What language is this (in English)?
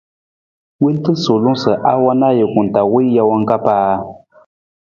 Nawdm